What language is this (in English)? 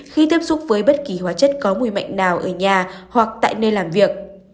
Vietnamese